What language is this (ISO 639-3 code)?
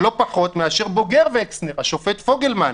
heb